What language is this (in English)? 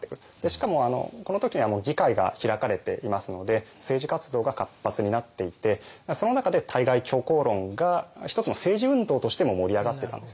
Japanese